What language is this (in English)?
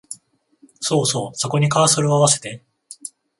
Japanese